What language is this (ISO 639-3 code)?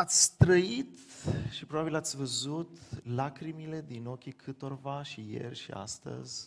ron